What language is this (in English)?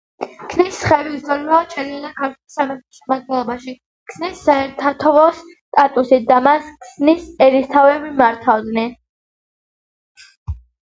Georgian